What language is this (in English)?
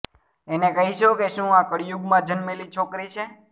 Gujarati